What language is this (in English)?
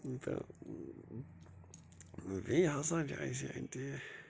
Kashmiri